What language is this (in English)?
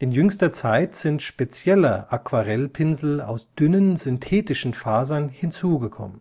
German